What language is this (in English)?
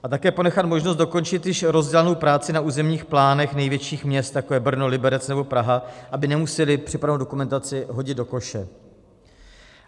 Czech